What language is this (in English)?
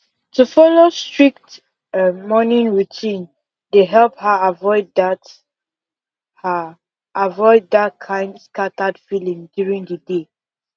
Nigerian Pidgin